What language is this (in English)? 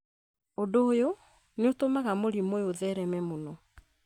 Kikuyu